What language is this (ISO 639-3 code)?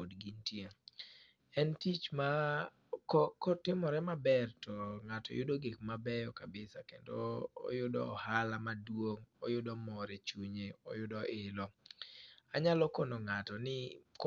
luo